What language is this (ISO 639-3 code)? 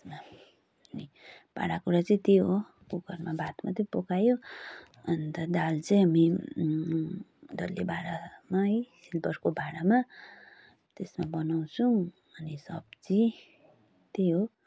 nep